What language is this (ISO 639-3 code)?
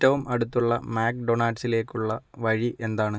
mal